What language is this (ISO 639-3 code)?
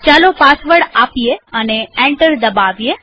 guj